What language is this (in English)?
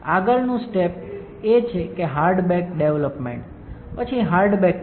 Gujarati